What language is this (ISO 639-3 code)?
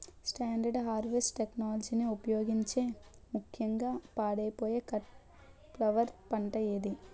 tel